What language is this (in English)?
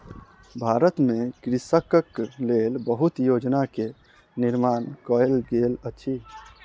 Maithili